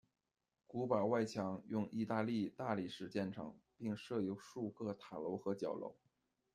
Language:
Chinese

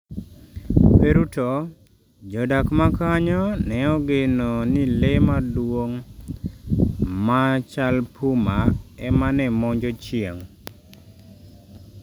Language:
Luo (Kenya and Tanzania)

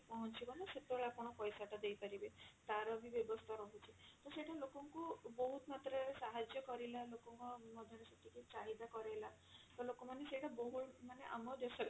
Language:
Odia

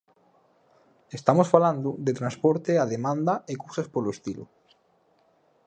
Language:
Galician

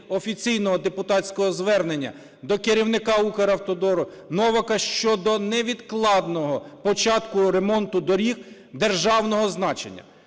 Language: Ukrainian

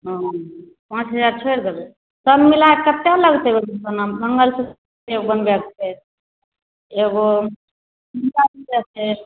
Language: Maithili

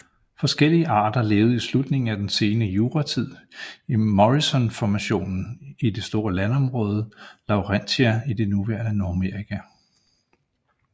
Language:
Danish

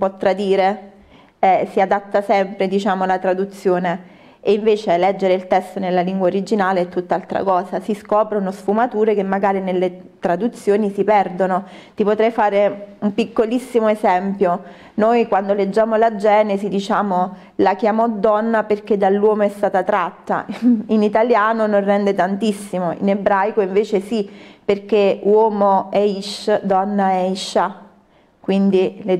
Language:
Italian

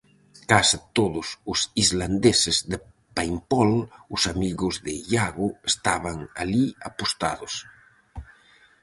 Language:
Galician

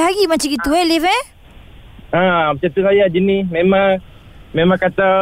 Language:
Malay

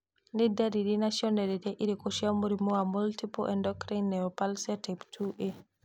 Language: Kikuyu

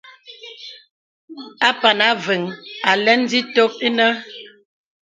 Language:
Bebele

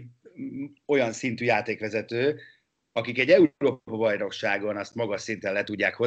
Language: Hungarian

